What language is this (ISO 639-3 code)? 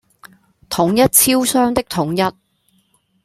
zho